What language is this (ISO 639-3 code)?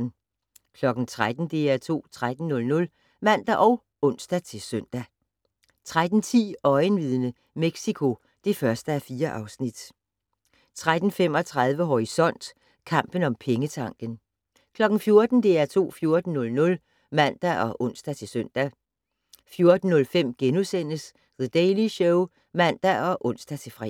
dan